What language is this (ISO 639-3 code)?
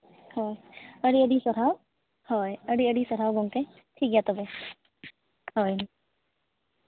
sat